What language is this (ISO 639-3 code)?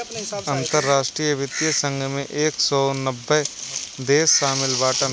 bho